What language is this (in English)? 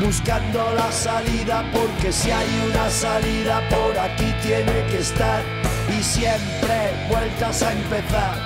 Polish